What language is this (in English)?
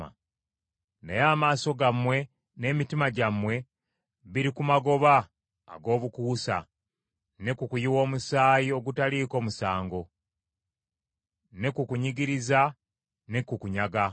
Ganda